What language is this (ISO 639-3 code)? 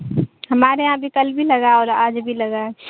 urd